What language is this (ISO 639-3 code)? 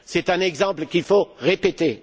fra